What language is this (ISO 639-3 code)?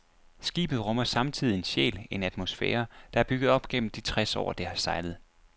dan